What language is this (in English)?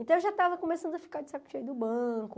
Portuguese